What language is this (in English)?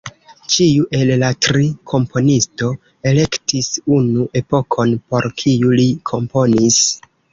Esperanto